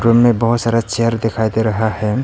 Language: Hindi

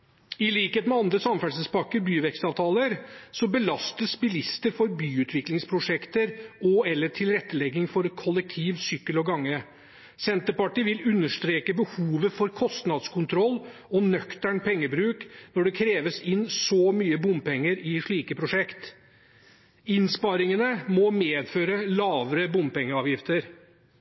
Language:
Norwegian Bokmål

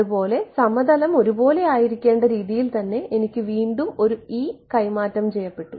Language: Malayalam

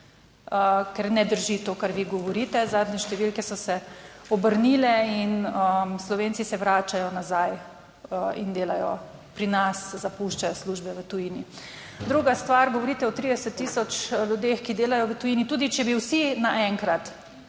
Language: Slovenian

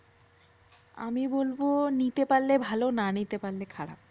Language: Bangla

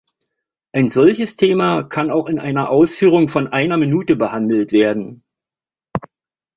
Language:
German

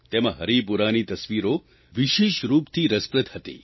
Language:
Gujarati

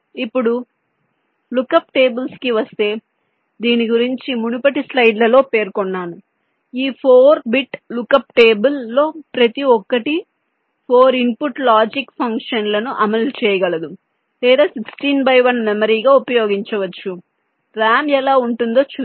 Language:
Telugu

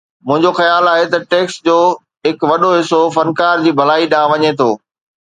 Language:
Sindhi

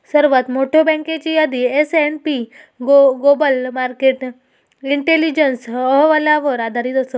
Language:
Marathi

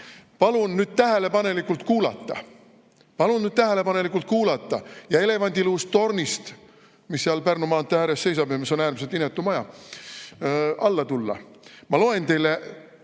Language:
Estonian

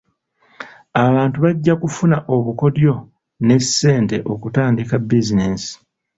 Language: Ganda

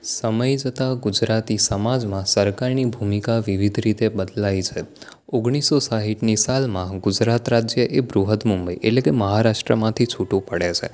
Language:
Gujarati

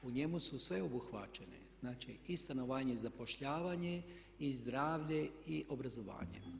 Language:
Croatian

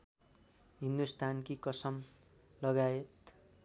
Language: Nepali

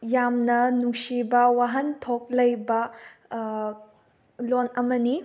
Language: Manipuri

